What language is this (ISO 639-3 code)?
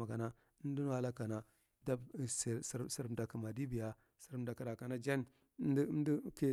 mrt